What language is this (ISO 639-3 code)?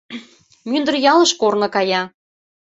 chm